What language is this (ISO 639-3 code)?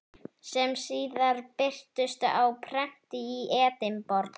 isl